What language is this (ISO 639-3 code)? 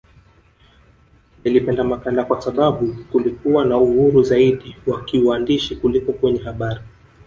swa